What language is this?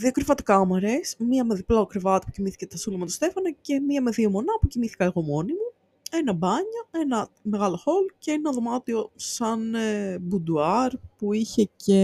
Greek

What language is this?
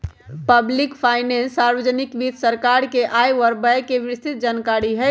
Magahi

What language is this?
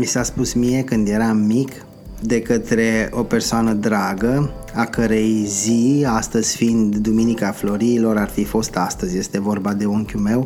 Romanian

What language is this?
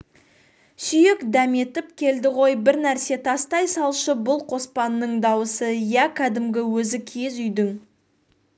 Kazakh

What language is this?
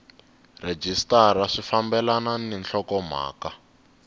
Tsonga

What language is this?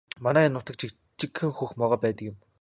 Mongolian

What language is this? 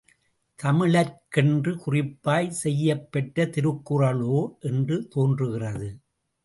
Tamil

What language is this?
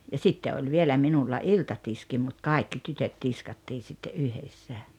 Finnish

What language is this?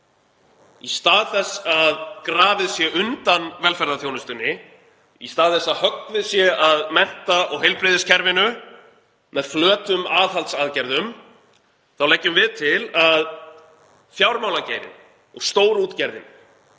Icelandic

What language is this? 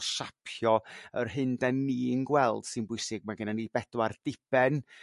Welsh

